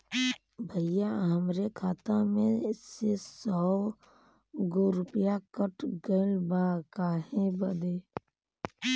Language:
Bhojpuri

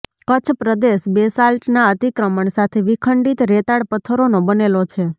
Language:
Gujarati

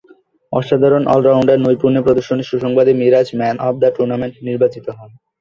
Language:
Bangla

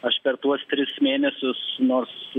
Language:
Lithuanian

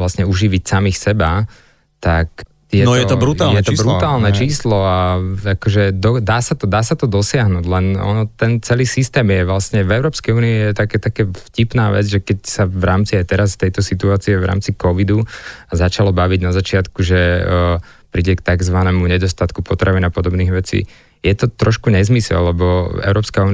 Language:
Slovak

